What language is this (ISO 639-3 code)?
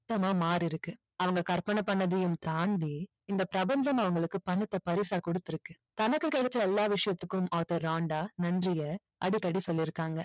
tam